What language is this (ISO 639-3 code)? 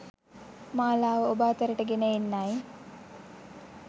sin